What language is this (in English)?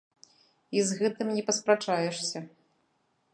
Belarusian